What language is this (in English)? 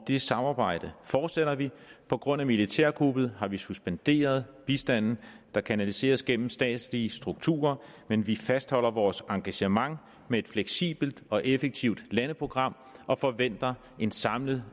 Danish